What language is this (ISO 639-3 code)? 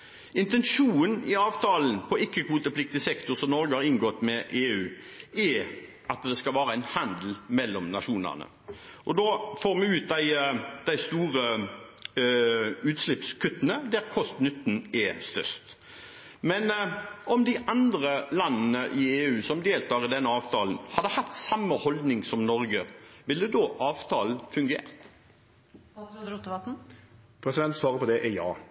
nor